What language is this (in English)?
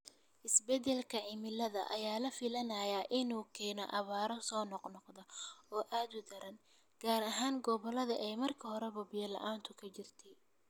Somali